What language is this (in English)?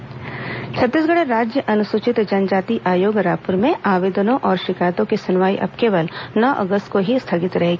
Hindi